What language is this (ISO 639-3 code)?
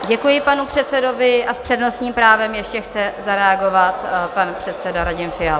ces